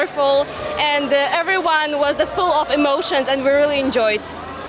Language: Indonesian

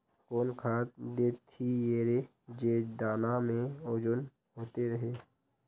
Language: Magahi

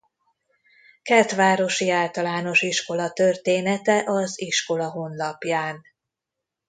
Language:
Hungarian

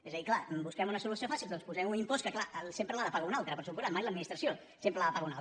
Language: Catalan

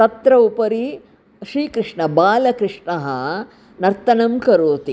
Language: Sanskrit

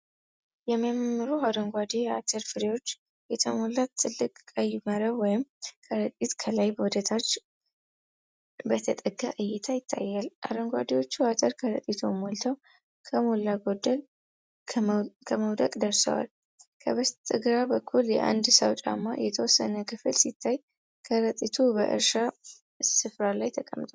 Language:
Amharic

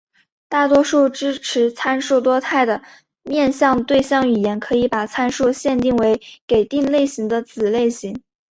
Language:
Chinese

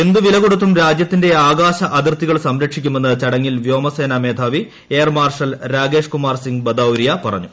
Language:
Malayalam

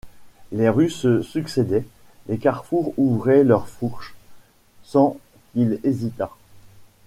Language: French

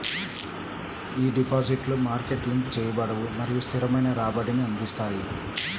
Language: Telugu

